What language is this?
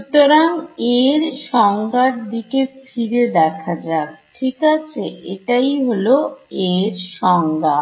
Bangla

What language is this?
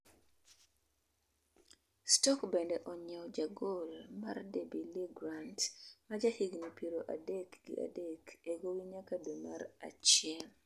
Luo (Kenya and Tanzania)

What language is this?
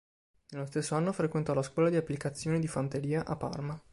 Italian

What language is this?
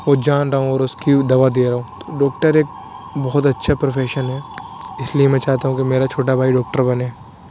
Urdu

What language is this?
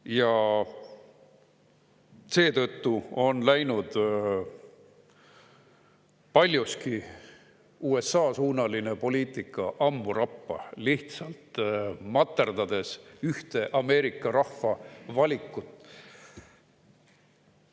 Estonian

